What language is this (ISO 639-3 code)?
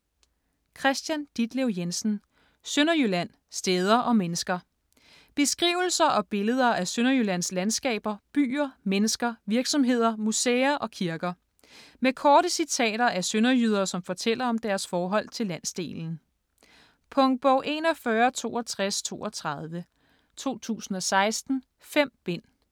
dan